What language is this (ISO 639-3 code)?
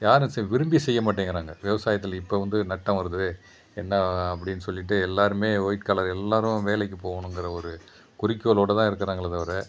tam